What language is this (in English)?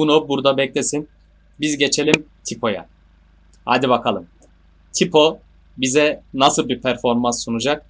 Turkish